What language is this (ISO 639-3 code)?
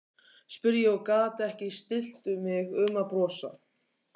isl